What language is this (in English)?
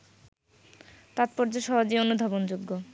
Bangla